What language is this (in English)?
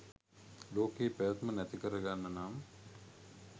Sinhala